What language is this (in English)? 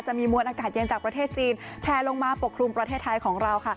Thai